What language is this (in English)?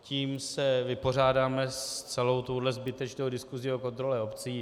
Czech